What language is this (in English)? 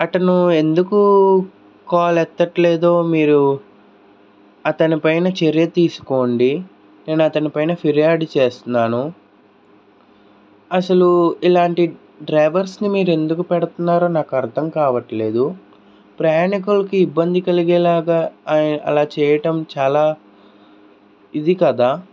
Telugu